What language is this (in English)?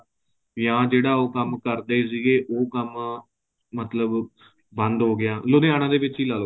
Punjabi